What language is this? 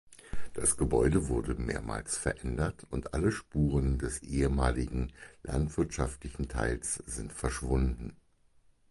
German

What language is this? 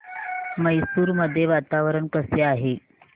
Marathi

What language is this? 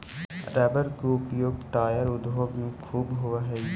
Magahi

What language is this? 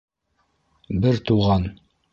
Bashkir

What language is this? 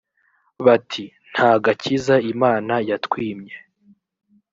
Kinyarwanda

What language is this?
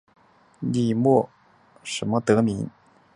Chinese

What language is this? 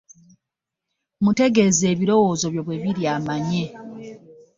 Ganda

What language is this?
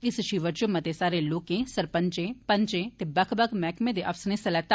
Dogri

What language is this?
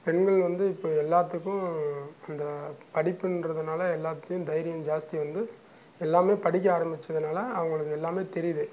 Tamil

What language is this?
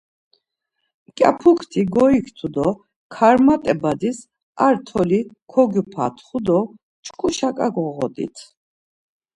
Laz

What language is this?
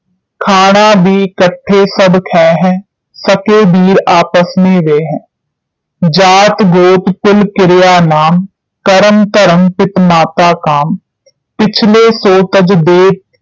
Punjabi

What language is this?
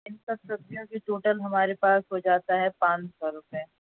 Urdu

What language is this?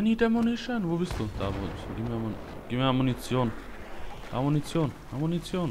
German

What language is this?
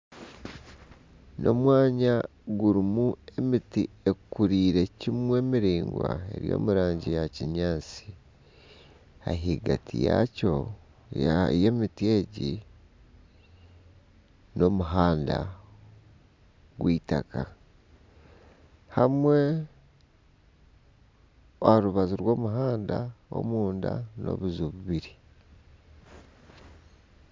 Nyankole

